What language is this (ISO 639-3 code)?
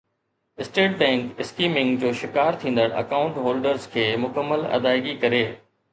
snd